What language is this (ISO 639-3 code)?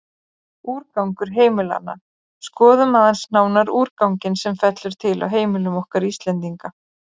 isl